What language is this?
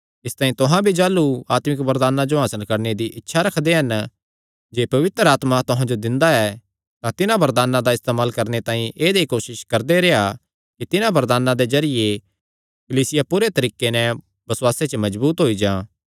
Kangri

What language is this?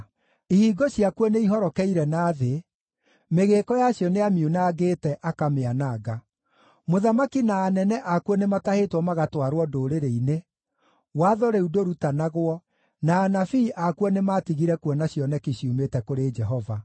Kikuyu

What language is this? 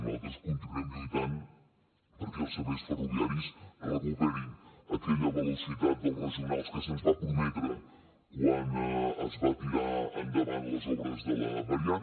Catalan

